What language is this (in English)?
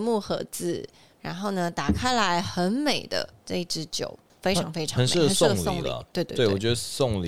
Chinese